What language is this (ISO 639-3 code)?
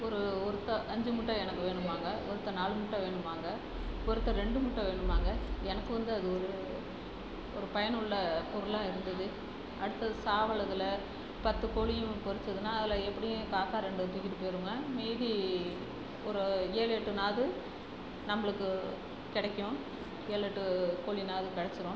tam